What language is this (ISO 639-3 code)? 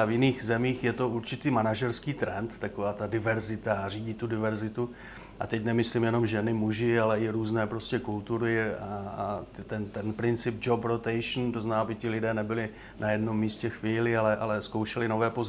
ces